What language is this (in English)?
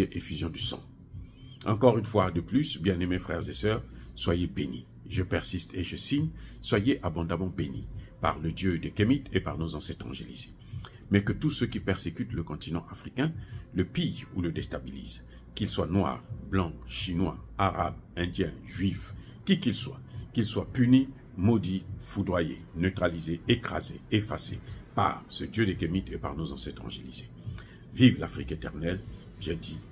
French